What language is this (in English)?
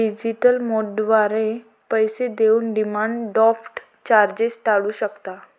Marathi